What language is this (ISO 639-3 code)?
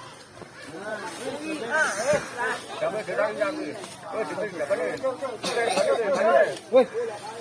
ind